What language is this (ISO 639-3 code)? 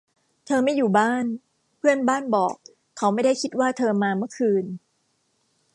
tha